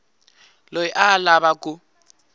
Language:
Tsonga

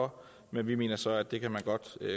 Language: Danish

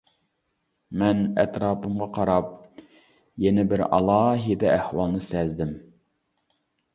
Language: Uyghur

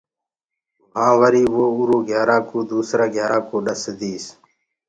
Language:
Gurgula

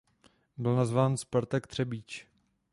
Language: Czech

